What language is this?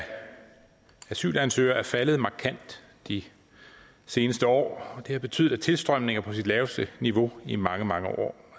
Danish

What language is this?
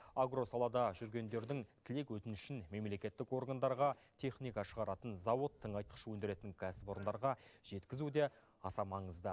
Kazakh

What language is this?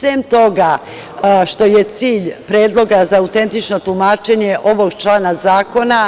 Serbian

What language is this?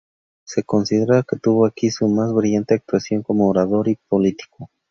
Spanish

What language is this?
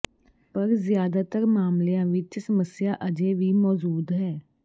Punjabi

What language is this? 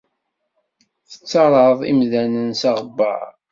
Kabyle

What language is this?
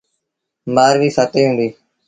Sindhi Bhil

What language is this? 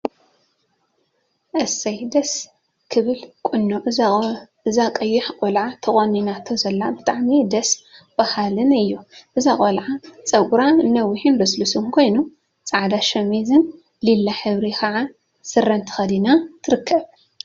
Tigrinya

